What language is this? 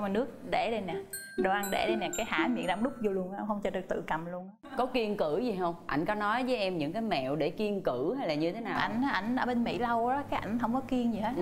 Vietnamese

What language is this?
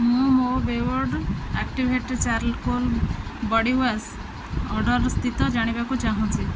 Odia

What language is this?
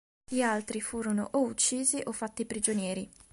Italian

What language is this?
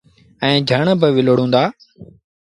Sindhi Bhil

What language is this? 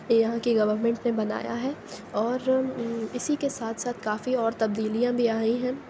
Urdu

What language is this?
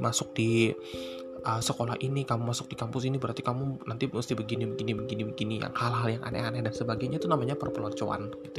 Indonesian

